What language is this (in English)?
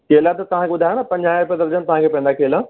Sindhi